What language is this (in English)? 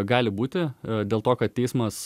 Lithuanian